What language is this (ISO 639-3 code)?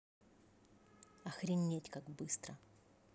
rus